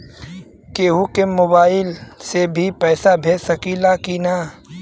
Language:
Bhojpuri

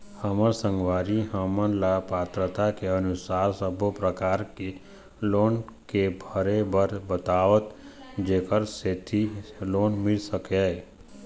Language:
Chhattisgarhi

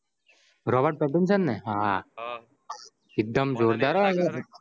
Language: Gujarati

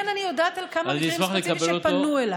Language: Hebrew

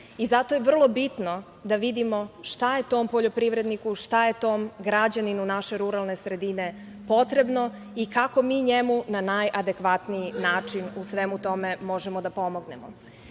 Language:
Serbian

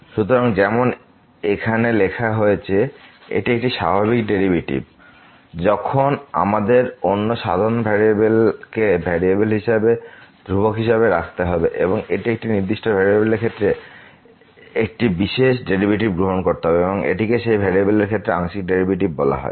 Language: Bangla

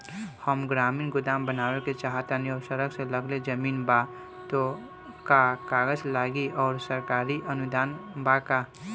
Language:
Bhojpuri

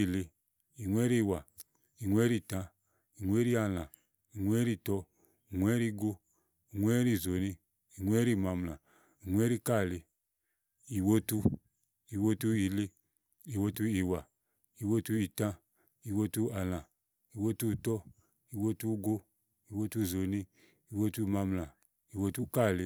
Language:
Igo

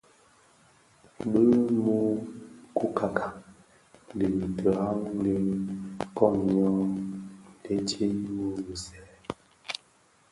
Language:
Bafia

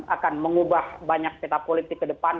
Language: Indonesian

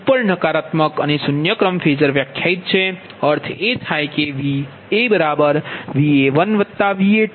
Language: Gujarati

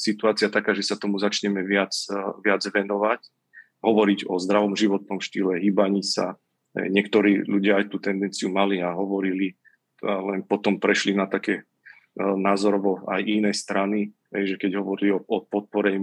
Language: Slovak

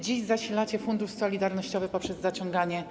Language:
Polish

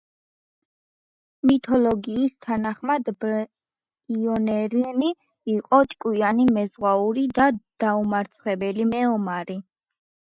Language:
Georgian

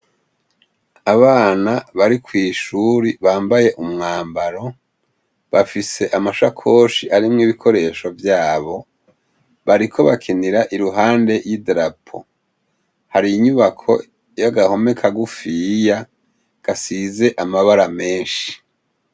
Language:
Rundi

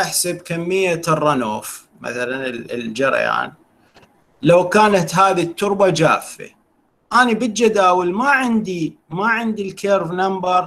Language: Arabic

